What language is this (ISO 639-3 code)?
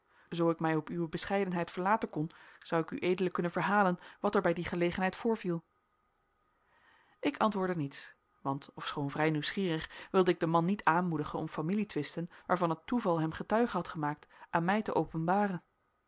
nld